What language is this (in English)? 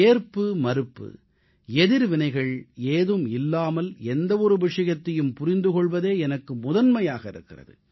Tamil